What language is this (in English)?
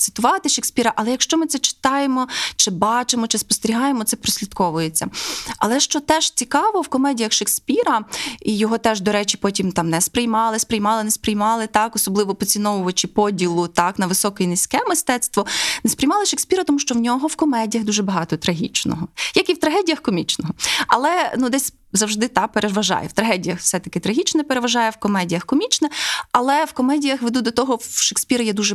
Ukrainian